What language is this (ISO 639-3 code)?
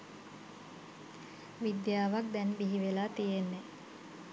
sin